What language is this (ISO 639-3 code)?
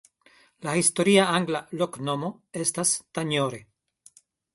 epo